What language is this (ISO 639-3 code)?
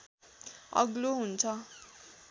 nep